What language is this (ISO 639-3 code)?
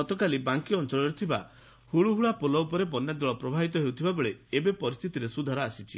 ori